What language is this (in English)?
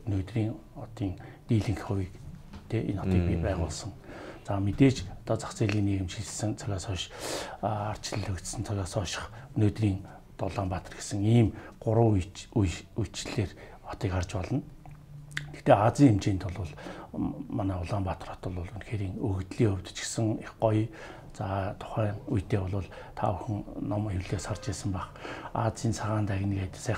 Romanian